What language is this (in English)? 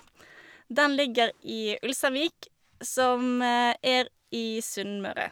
Norwegian